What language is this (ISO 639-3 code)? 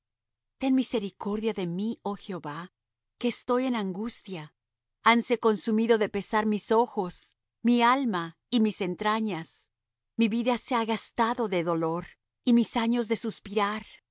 spa